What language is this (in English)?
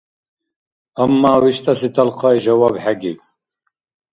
Dargwa